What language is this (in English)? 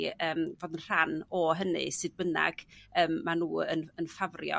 Welsh